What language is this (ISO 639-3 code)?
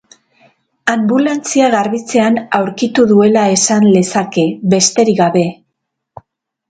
eus